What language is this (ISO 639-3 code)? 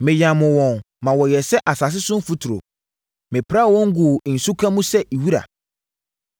aka